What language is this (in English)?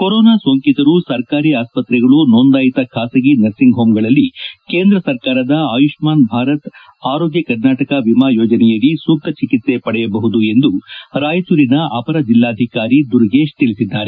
Kannada